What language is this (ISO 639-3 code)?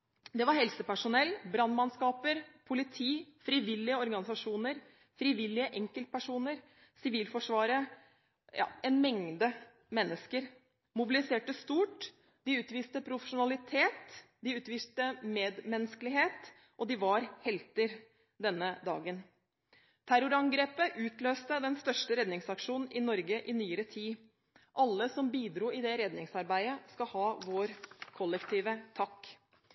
nob